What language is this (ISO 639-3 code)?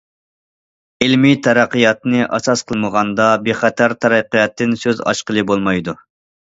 uig